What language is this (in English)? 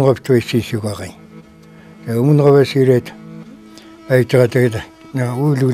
Turkish